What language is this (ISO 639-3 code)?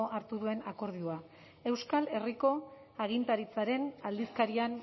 eus